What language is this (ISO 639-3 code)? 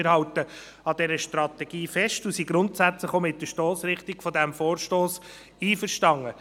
gsw